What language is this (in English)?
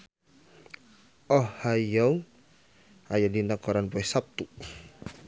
Sundanese